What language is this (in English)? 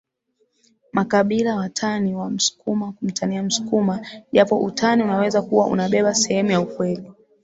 Swahili